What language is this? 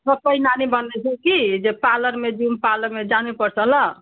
Nepali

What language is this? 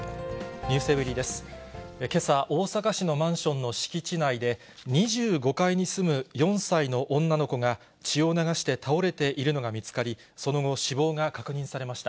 Japanese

